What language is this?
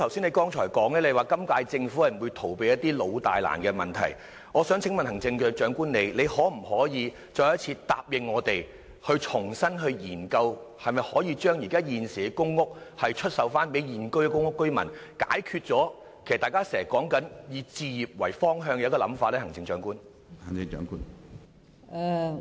Cantonese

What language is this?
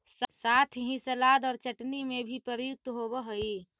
Magahi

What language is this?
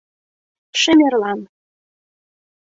Mari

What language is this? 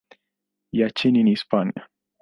Swahili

